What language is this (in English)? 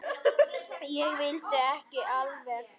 Icelandic